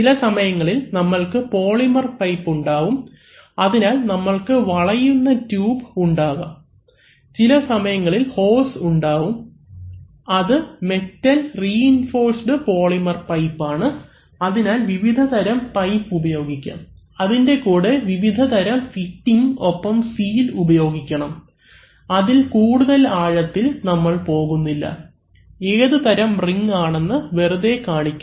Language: Malayalam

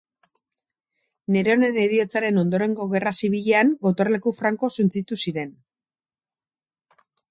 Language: Basque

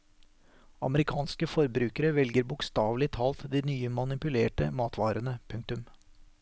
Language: Norwegian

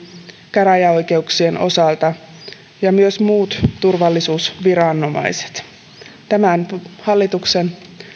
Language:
Finnish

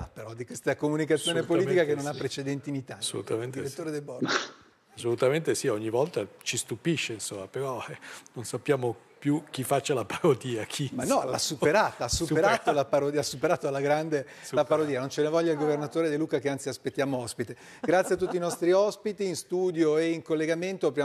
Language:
Italian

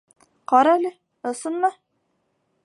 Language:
Bashkir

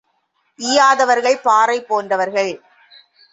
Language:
Tamil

